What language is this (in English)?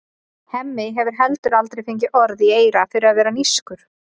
Icelandic